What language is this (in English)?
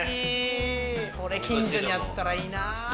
Japanese